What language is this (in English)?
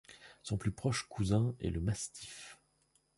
French